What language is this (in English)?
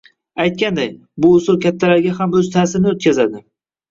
Uzbek